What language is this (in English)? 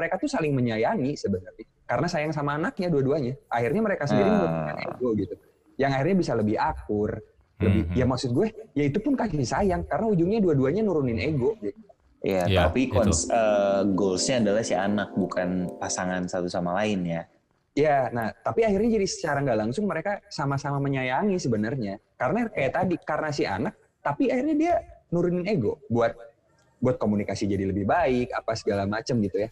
Indonesian